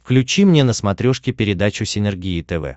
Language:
Russian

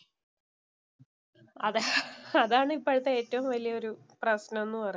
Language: Malayalam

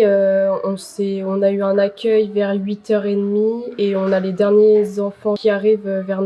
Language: French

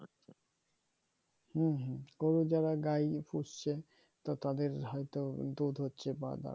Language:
Bangla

